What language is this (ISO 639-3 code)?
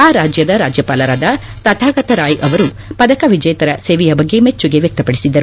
kan